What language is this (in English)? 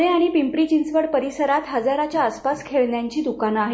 Marathi